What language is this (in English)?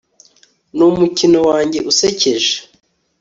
Kinyarwanda